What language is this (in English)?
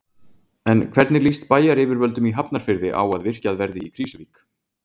Icelandic